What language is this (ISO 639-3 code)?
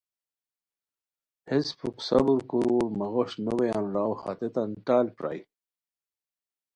khw